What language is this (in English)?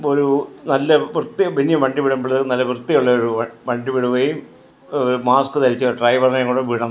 Malayalam